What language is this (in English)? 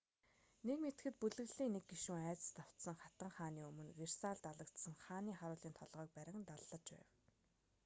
Mongolian